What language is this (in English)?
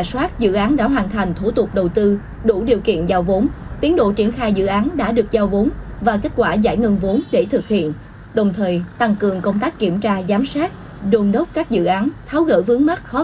Vietnamese